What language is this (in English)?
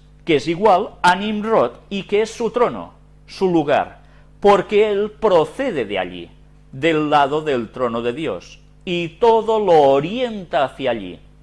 Spanish